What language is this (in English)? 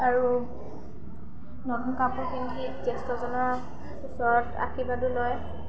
Assamese